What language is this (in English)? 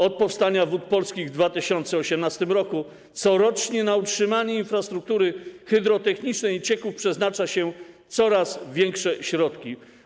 Polish